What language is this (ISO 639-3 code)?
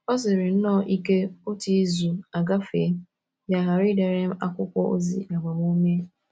ibo